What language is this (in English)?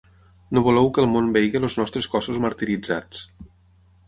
Catalan